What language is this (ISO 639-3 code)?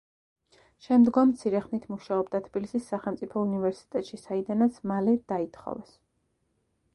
kat